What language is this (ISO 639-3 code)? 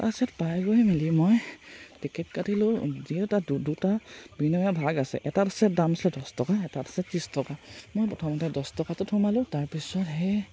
asm